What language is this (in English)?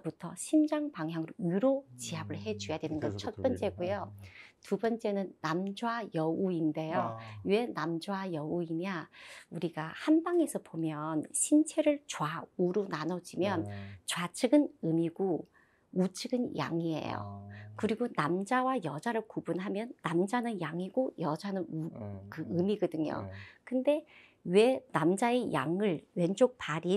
Korean